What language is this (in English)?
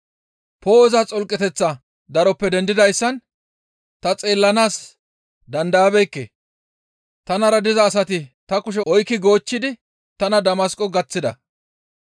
Gamo